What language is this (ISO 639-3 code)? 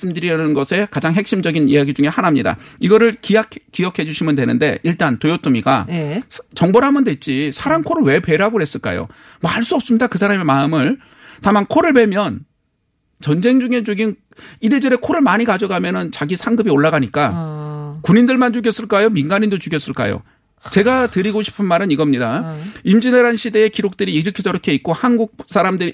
kor